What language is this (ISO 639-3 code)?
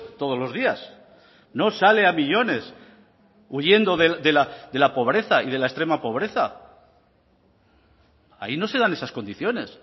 spa